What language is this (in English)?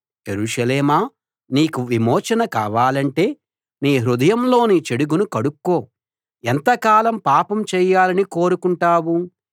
Telugu